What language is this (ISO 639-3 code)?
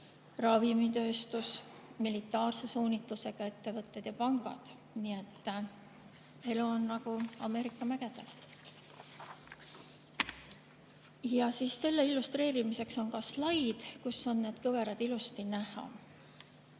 est